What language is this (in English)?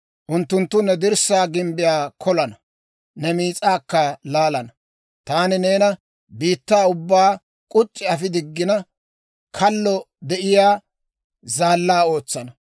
Dawro